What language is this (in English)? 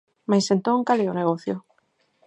Galician